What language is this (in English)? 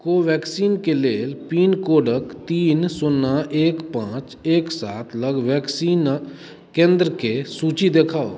Maithili